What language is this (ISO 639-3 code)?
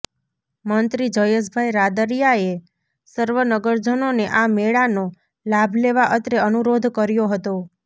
guj